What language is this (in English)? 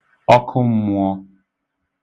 Igbo